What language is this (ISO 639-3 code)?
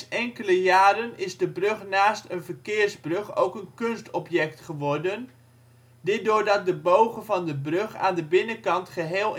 nld